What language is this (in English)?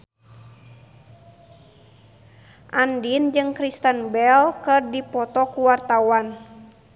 Sundanese